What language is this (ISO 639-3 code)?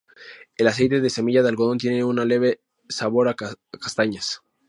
spa